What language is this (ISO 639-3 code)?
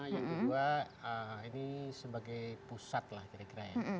ind